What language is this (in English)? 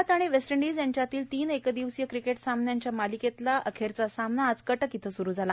Marathi